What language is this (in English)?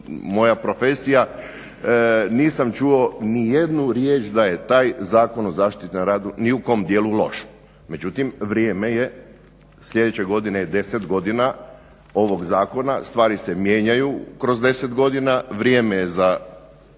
Croatian